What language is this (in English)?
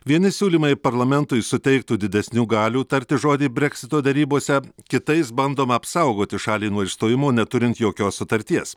Lithuanian